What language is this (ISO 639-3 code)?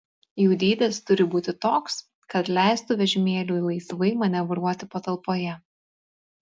lit